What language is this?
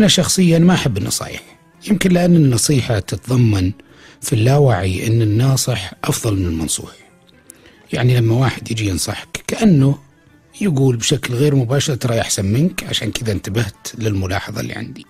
Arabic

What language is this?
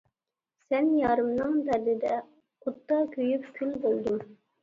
Uyghur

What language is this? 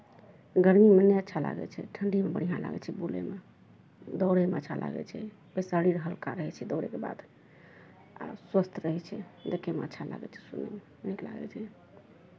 Maithili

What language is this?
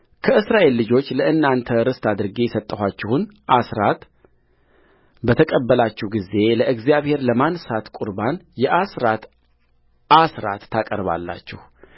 Amharic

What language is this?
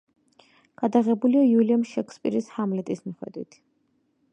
Georgian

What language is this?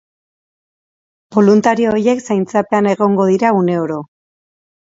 Basque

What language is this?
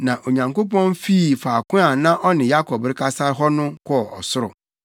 Akan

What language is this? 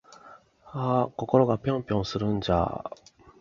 Japanese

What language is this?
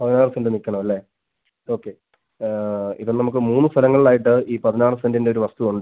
Malayalam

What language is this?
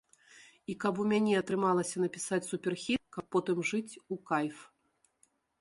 Belarusian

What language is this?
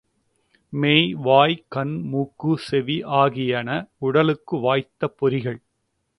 Tamil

